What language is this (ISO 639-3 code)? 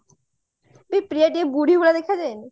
ori